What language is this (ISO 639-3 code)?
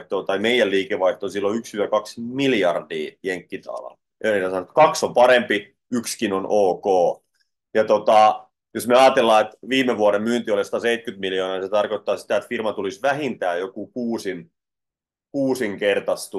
fin